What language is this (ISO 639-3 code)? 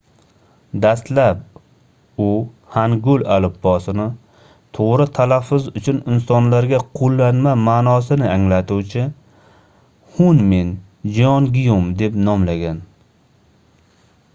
uzb